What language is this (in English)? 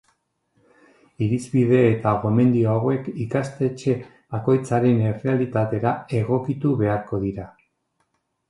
Basque